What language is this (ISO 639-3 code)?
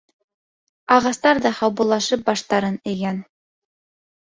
bak